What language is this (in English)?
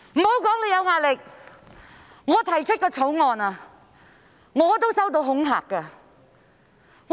Cantonese